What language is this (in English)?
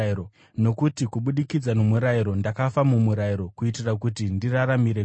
Shona